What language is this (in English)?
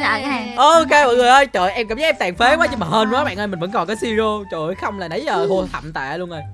Vietnamese